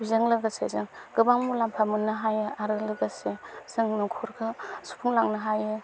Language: Bodo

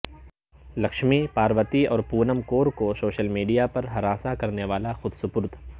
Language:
Urdu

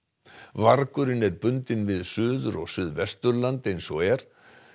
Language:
Icelandic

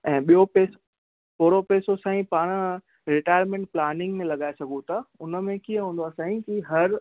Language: Sindhi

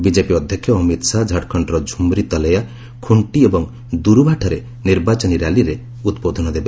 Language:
Odia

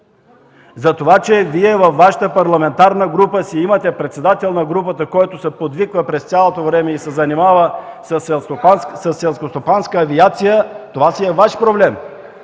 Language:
Bulgarian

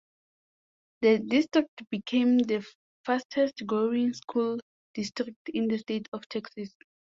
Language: English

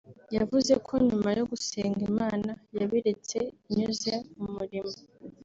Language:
Kinyarwanda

